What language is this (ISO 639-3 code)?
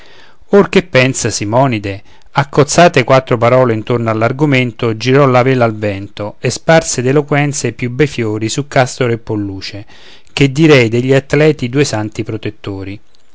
ita